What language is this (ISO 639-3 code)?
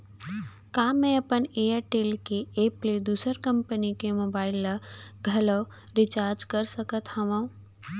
hne